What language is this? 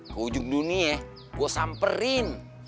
Indonesian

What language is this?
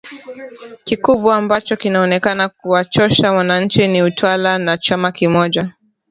Swahili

